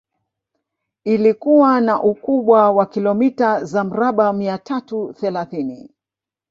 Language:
Swahili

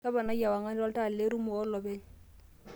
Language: Masai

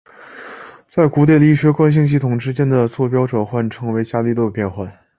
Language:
Chinese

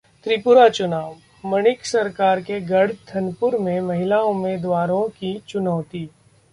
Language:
Hindi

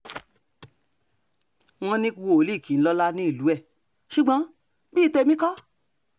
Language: Yoruba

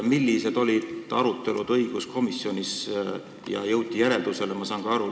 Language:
Estonian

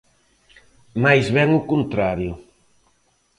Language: Galician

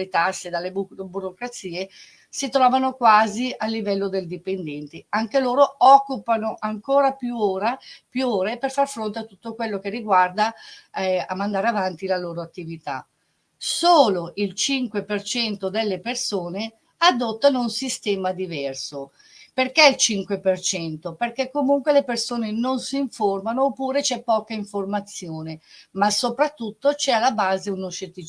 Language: Italian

